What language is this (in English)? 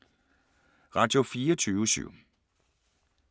Danish